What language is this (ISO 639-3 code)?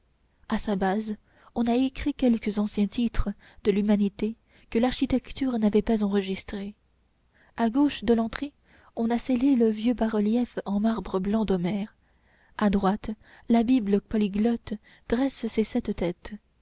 fra